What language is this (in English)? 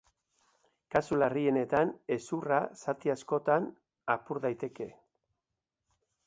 Basque